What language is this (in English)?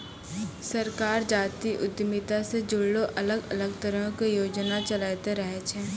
Maithili